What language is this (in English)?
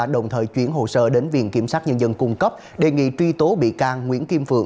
Vietnamese